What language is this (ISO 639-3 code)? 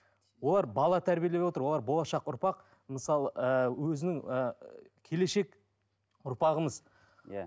kaz